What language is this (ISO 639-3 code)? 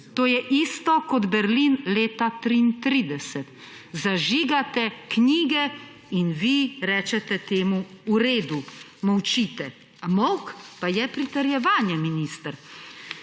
slv